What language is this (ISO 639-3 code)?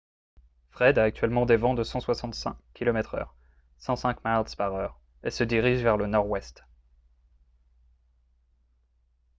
fra